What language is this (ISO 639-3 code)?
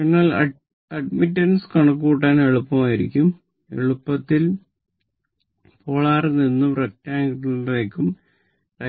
mal